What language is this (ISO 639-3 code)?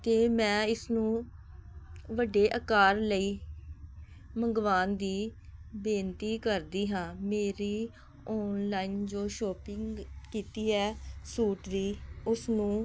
pan